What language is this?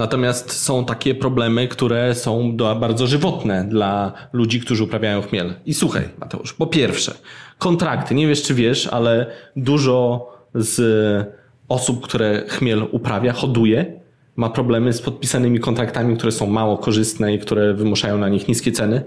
Polish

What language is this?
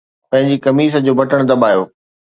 Sindhi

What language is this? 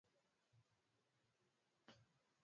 Swahili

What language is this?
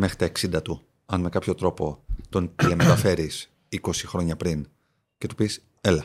Greek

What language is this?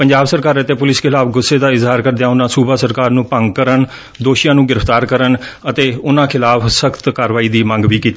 Punjabi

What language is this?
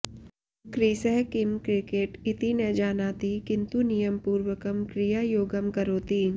Sanskrit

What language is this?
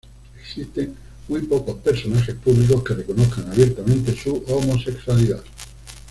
Spanish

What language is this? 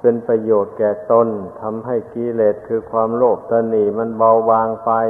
Thai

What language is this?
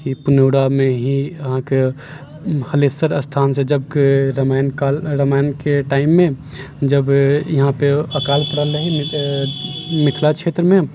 Maithili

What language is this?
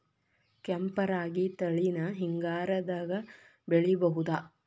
Kannada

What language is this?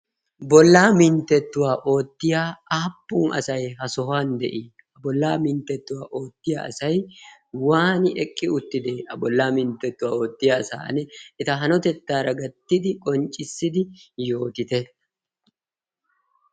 Wolaytta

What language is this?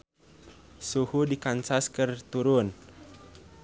Sundanese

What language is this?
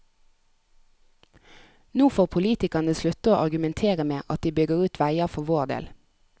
Norwegian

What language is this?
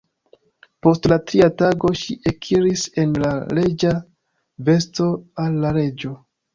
Esperanto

